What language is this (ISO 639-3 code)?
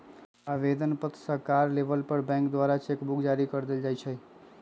mag